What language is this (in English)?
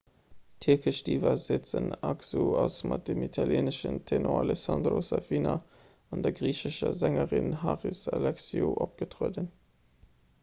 Luxembourgish